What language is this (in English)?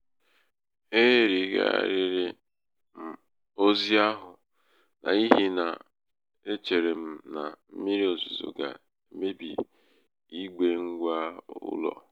Igbo